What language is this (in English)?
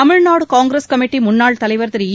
Tamil